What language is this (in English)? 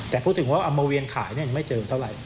Thai